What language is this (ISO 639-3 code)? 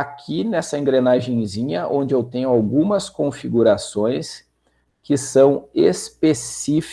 por